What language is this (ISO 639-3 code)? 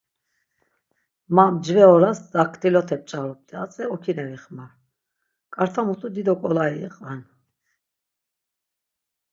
lzz